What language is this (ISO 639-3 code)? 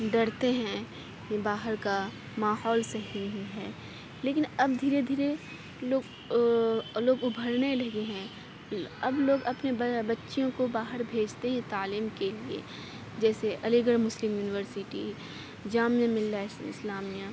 urd